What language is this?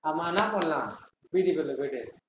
Tamil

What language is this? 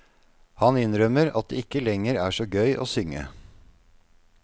Norwegian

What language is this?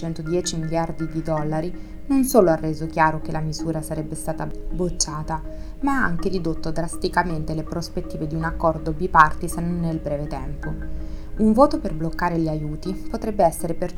Italian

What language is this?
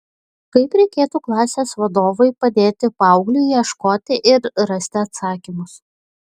Lithuanian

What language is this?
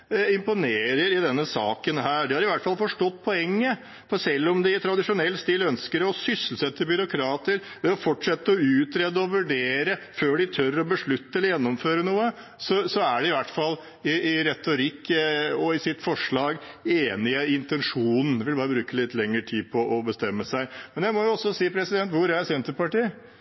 Norwegian Bokmål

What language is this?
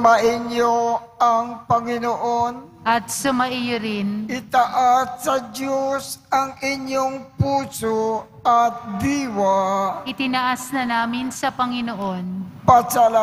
Filipino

